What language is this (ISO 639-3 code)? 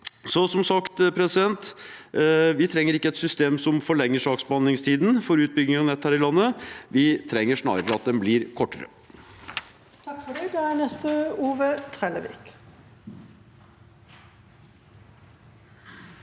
nor